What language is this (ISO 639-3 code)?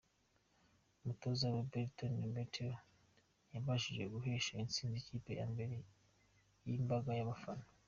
kin